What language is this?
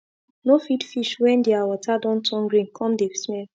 Nigerian Pidgin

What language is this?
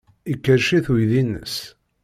Kabyle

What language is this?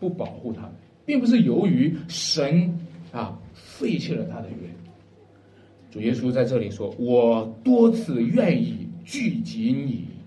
Chinese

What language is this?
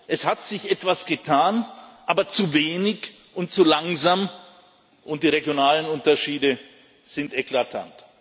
German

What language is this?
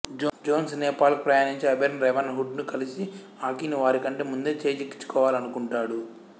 Telugu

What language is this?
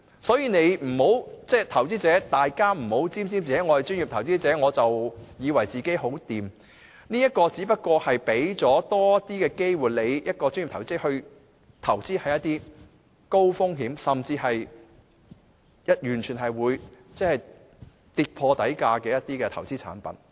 Cantonese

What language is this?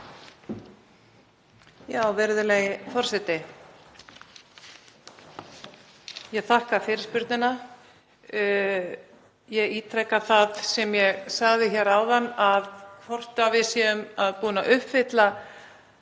Icelandic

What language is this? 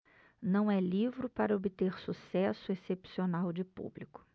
Portuguese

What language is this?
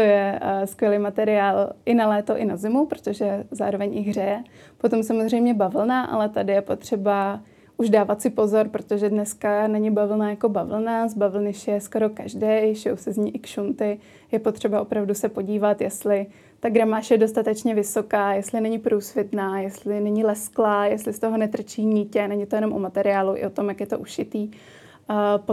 Czech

